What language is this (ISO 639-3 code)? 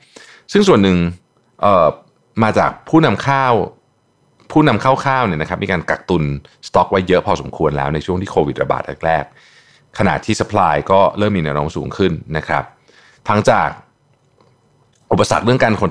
tha